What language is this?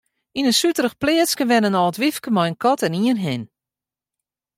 Western Frisian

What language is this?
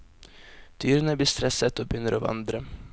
Norwegian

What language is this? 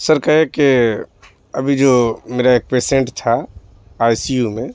Urdu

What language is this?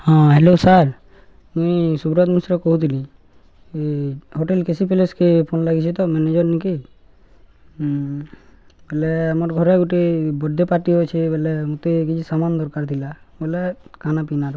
Odia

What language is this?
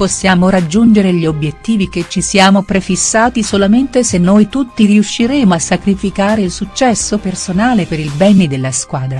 Italian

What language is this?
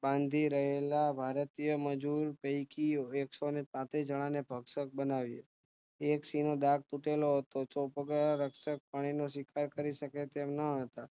Gujarati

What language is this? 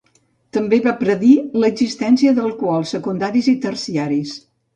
Catalan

